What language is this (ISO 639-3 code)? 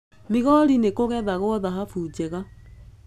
kik